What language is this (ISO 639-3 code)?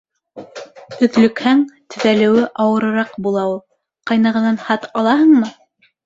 bak